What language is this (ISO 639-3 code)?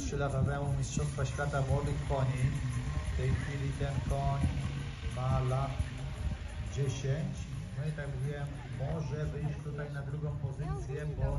pol